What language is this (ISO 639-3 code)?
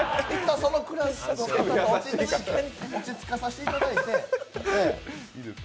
jpn